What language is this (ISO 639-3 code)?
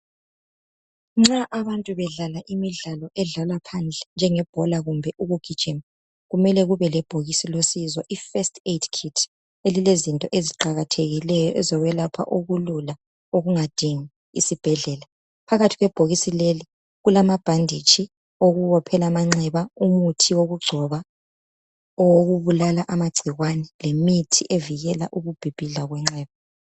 nde